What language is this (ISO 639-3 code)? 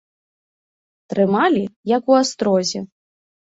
bel